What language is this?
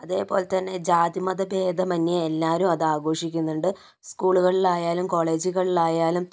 Malayalam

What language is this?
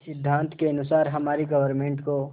Hindi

